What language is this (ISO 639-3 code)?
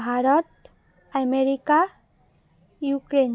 asm